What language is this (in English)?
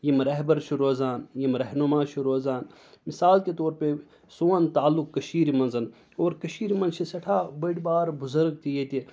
Kashmiri